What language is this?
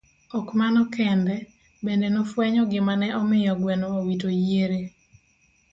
Luo (Kenya and Tanzania)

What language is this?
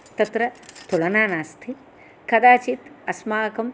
Sanskrit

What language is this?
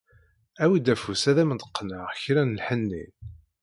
Kabyle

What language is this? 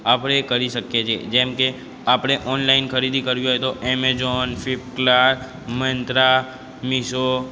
Gujarati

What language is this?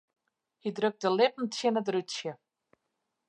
Western Frisian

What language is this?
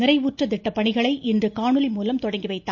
Tamil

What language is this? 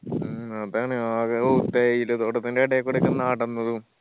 Malayalam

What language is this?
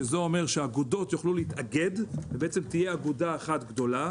Hebrew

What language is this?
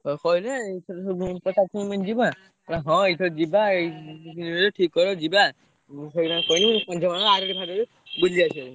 Odia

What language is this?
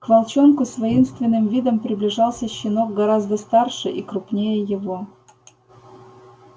Russian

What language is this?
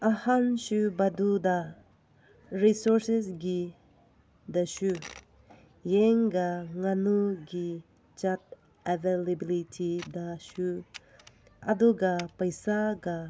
Manipuri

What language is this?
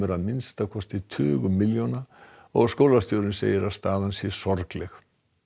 Icelandic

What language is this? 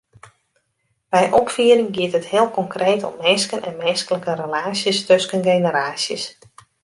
Western Frisian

